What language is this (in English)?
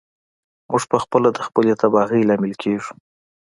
Pashto